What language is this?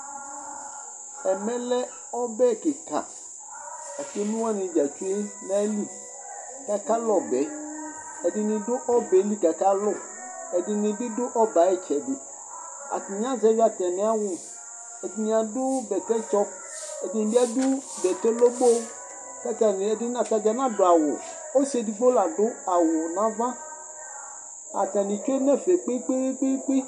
Ikposo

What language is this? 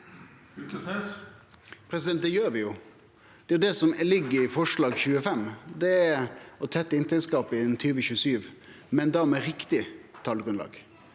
Norwegian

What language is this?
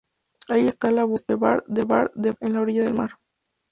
Spanish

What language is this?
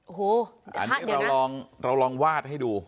Thai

